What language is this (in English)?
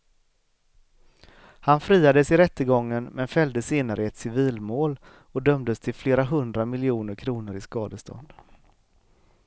Swedish